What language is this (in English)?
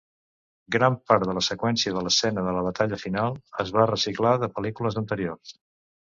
Catalan